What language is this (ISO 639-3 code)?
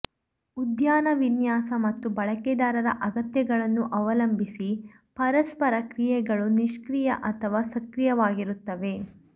kan